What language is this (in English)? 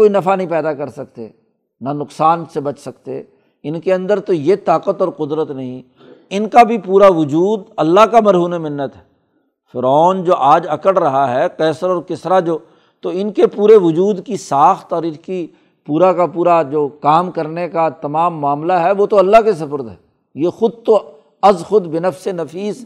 Urdu